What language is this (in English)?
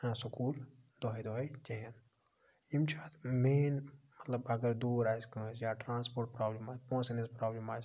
Kashmiri